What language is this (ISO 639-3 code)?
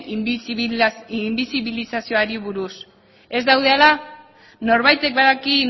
eus